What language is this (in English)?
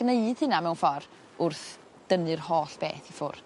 Welsh